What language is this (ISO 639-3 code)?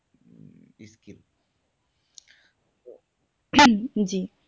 ben